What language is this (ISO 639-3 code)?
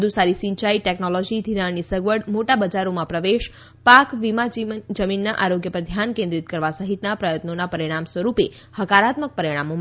guj